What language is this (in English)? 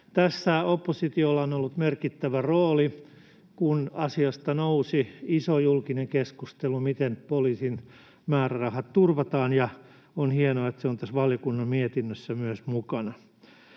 Finnish